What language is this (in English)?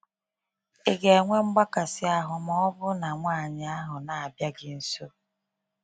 Igbo